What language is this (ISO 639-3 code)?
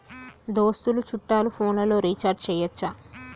tel